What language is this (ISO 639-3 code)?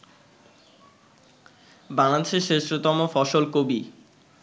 ben